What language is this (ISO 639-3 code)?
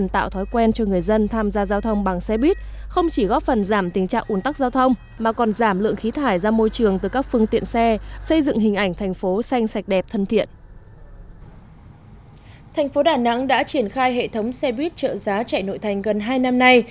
vie